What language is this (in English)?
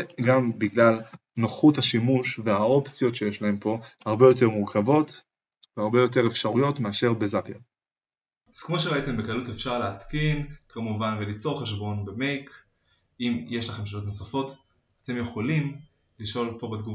Hebrew